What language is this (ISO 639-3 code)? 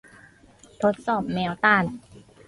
tha